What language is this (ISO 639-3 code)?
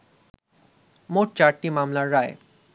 ben